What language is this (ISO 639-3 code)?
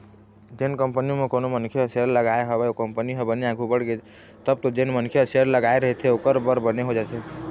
hne